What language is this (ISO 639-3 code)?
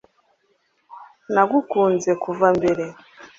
kin